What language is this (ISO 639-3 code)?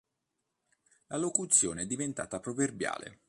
ita